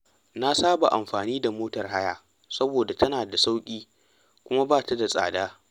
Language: Hausa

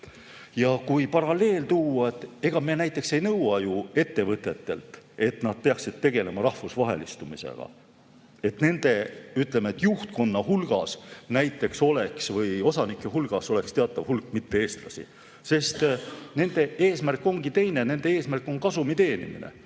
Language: Estonian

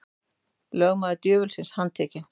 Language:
Icelandic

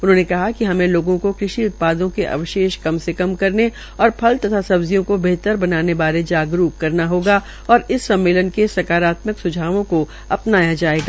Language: Hindi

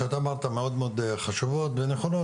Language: Hebrew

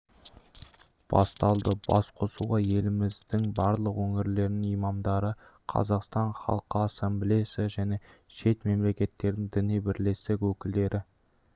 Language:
Kazakh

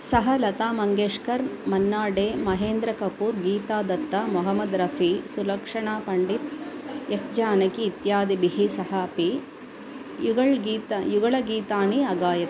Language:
Sanskrit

